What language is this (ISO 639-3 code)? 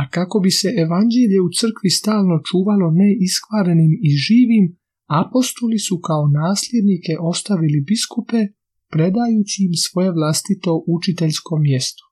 hrv